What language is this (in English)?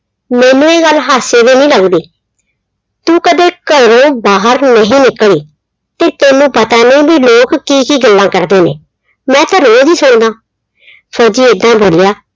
Punjabi